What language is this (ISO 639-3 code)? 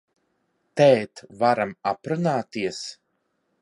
lav